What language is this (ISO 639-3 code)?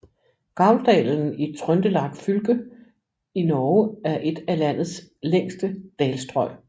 dan